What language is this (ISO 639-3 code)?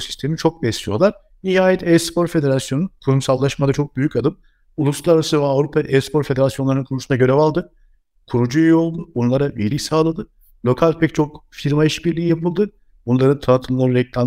tur